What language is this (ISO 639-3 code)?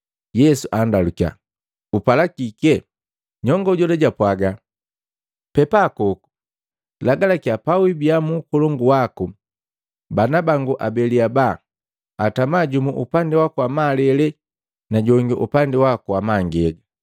mgv